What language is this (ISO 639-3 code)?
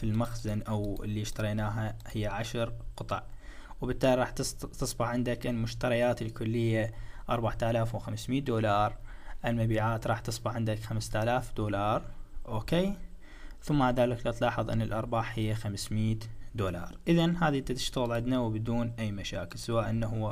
ara